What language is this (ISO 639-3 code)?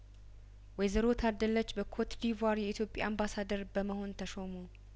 amh